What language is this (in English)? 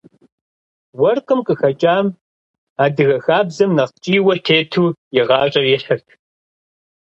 Kabardian